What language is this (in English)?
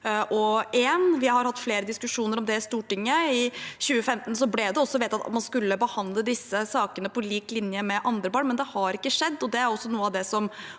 Norwegian